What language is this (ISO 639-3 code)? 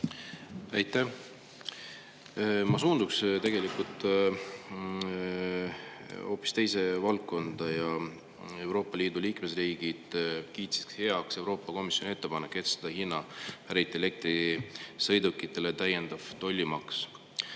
est